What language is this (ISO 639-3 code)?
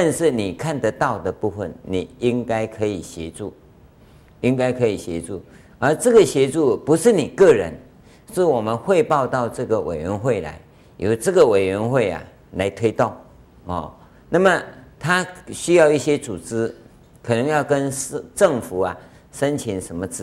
zho